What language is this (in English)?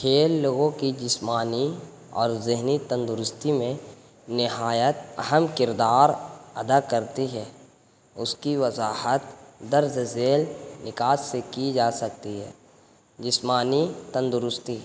Urdu